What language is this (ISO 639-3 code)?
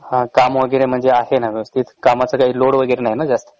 mar